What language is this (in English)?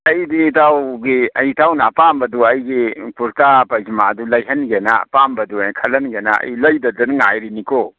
Manipuri